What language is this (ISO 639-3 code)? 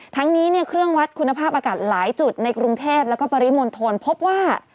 tha